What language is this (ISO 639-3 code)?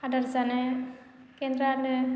brx